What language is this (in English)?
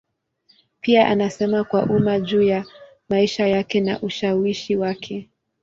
Swahili